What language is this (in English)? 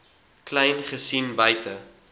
Afrikaans